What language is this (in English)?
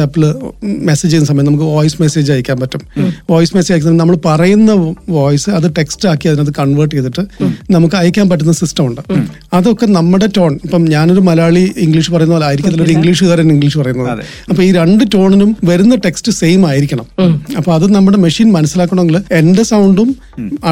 Malayalam